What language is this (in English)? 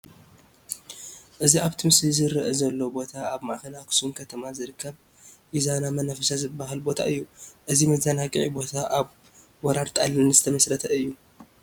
Tigrinya